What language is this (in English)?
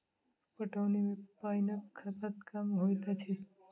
Maithili